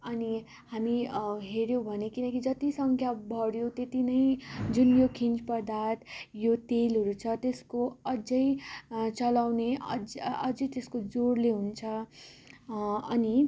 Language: Nepali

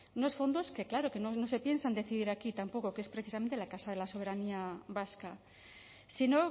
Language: Spanish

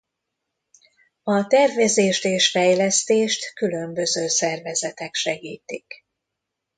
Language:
Hungarian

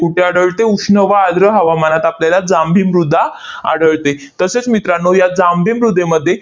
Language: Marathi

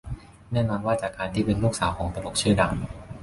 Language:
Thai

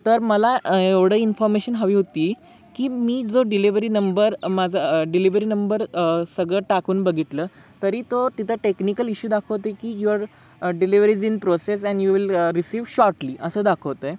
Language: Marathi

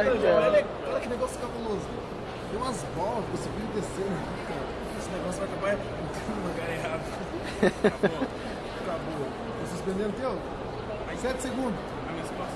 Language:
Portuguese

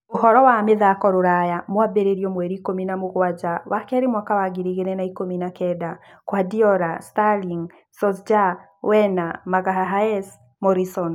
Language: Kikuyu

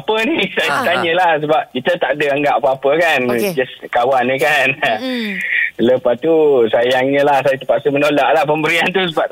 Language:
Malay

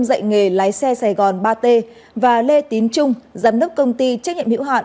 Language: Vietnamese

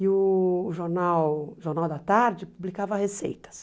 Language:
Portuguese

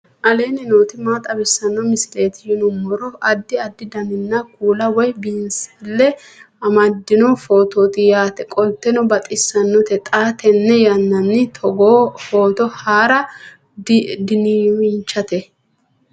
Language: Sidamo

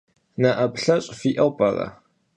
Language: Kabardian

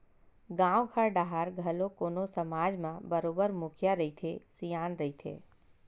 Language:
Chhattisgarhi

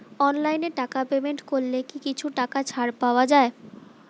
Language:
Bangla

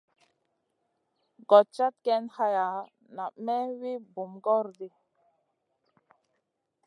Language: Masana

